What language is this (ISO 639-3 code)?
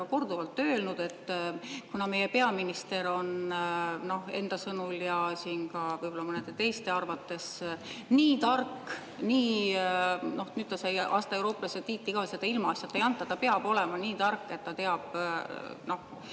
est